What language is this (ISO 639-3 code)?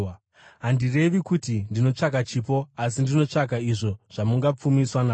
sna